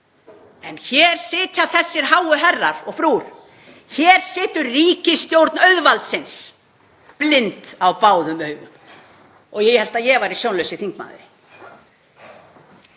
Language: Icelandic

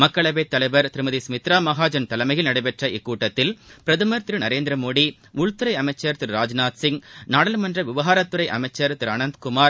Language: Tamil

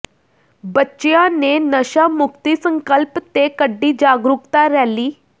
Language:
Punjabi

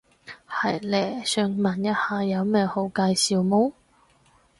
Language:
Cantonese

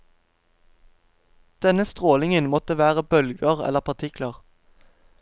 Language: Norwegian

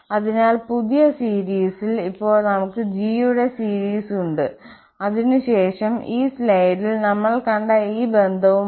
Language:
Malayalam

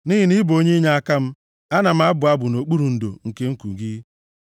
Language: Igbo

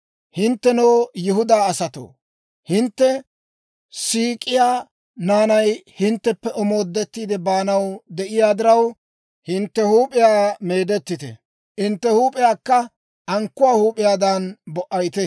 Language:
Dawro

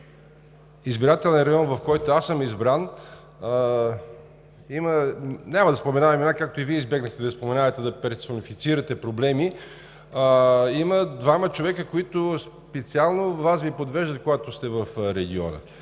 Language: Bulgarian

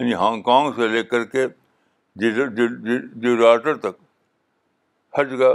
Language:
Urdu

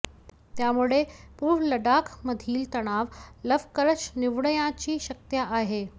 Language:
Marathi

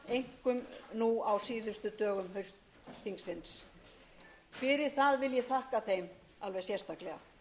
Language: Icelandic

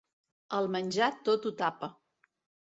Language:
Catalan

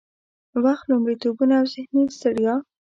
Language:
Pashto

